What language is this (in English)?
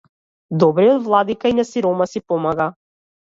Macedonian